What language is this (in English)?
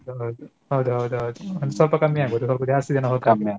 Kannada